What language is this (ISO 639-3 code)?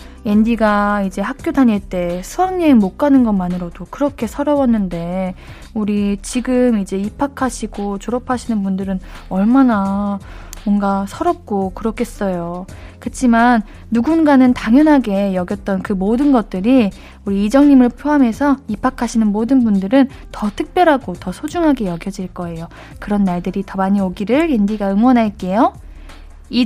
kor